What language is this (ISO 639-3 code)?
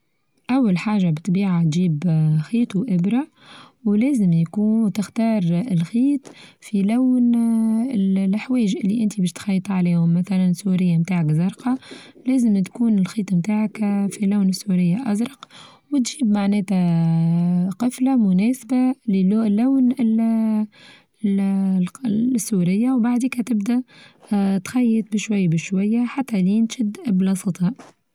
aeb